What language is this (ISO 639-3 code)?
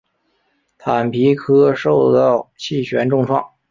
zho